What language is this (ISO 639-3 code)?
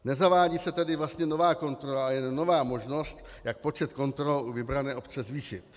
ces